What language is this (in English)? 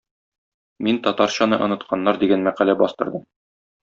Tatar